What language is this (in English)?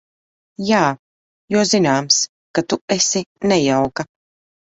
Latvian